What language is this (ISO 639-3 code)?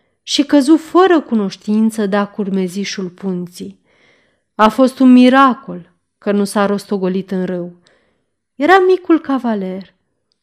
ron